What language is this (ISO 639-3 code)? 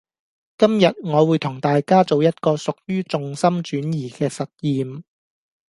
yue